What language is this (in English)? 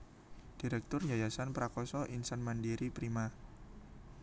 Javanese